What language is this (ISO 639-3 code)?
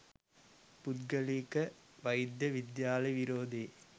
sin